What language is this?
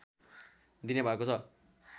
Nepali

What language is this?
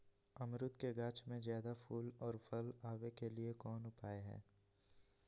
Magahi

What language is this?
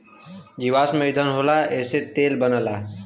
Bhojpuri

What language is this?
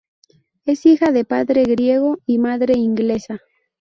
Spanish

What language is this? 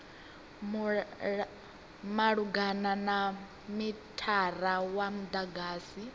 Venda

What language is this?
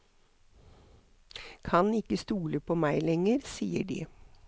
Norwegian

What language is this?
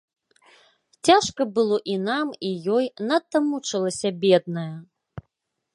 Belarusian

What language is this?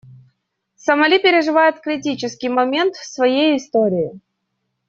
Russian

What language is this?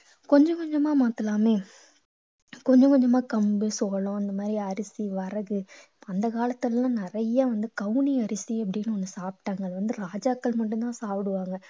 Tamil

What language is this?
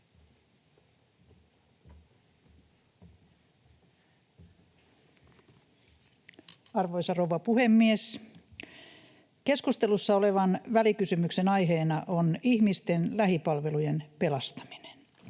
Finnish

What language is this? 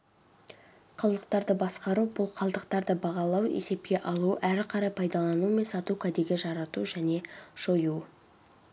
Kazakh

